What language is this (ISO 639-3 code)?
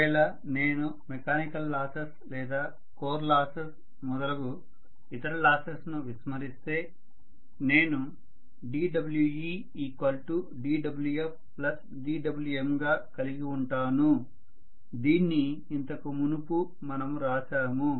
tel